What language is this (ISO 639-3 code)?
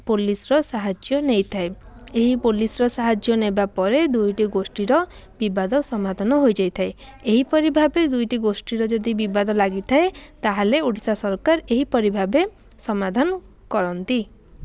ori